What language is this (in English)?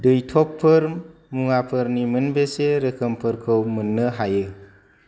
Bodo